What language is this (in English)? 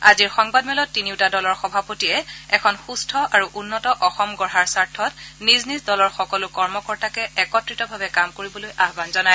Assamese